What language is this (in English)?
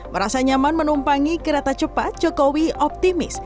Indonesian